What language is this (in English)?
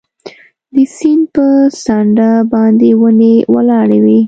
Pashto